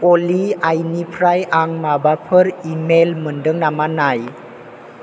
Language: Bodo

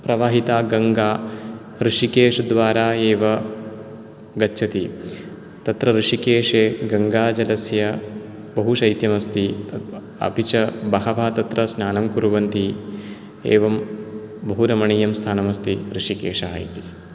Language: Sanskrit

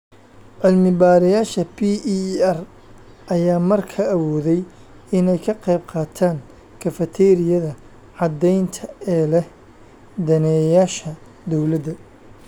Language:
Somali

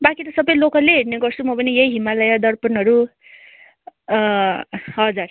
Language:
Nepali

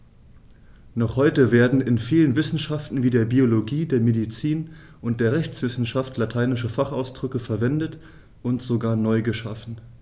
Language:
German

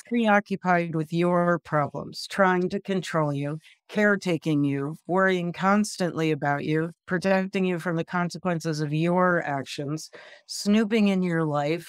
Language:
English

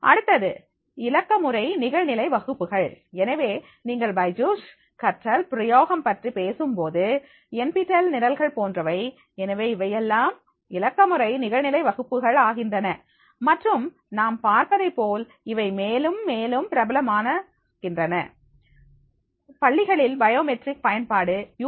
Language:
Tamil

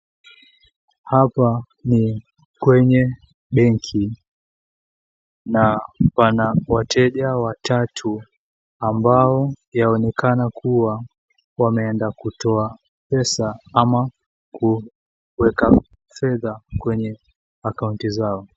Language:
Swahili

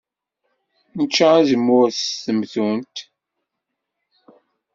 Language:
Kabyle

